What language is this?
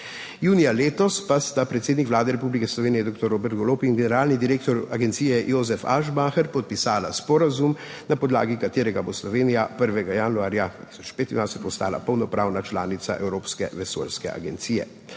Slovenian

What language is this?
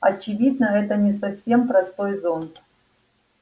Russian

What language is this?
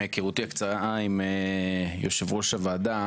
Hebrew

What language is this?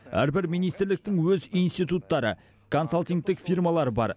Kazakh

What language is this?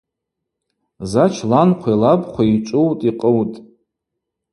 Abaza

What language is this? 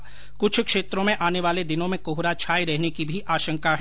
Hindi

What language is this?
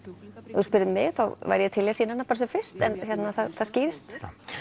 Icelandic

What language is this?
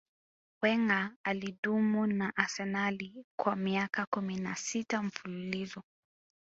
Swahili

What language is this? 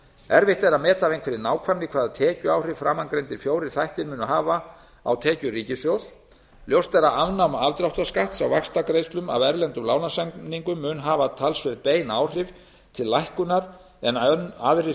Icelandic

